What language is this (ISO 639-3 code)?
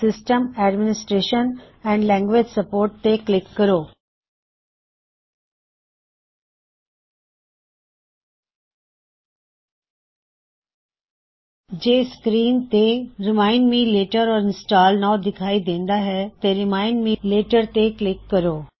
pan